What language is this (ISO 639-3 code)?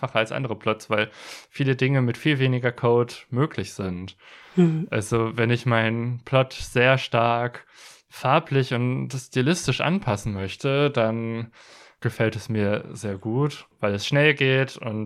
deu